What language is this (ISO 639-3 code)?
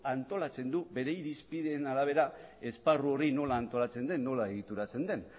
eus